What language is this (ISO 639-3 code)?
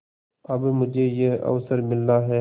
hin